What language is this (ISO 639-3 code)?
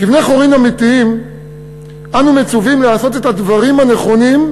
heb